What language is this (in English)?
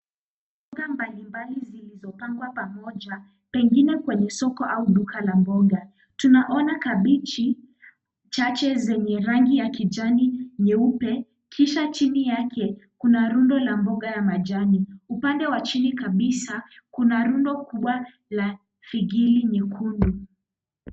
Swahili